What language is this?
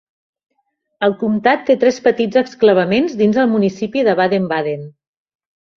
Catalan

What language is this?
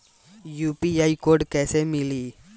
Bhojpuri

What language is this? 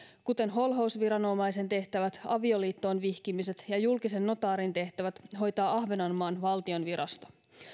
Finnish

